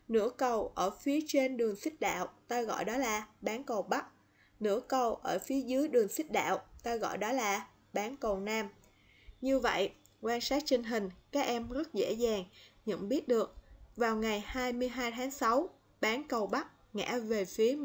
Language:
Vietnamese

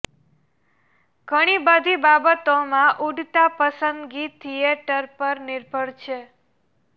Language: Gujarati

